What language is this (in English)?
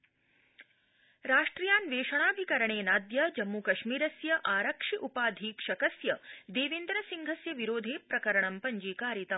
Sanskrit